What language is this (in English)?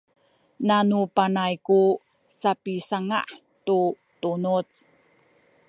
Sakizaya